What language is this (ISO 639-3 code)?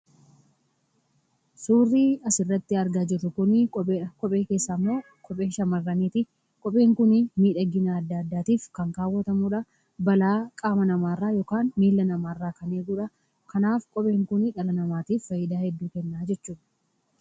orm